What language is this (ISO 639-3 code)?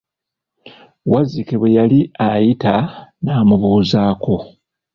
lug